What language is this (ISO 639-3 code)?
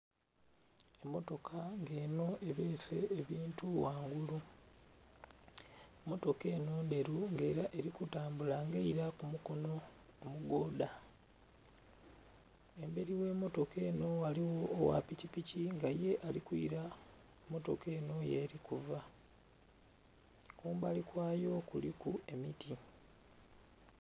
xog